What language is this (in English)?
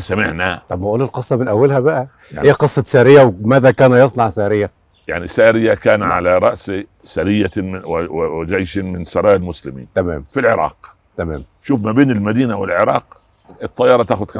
Arabic